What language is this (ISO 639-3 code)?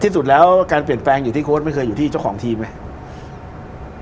tha